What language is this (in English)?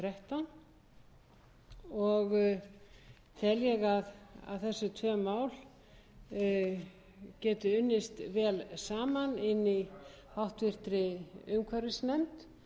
Icelandic